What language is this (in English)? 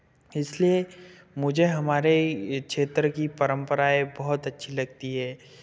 Hindi